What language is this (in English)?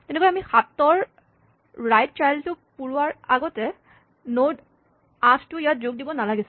Assamese